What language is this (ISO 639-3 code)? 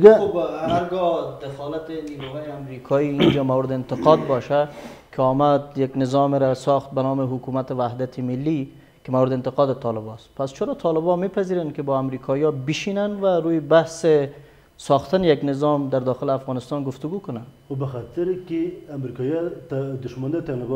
fas